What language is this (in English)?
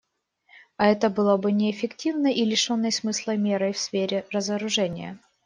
Russian